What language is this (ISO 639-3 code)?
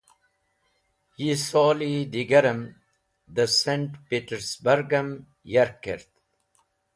wbl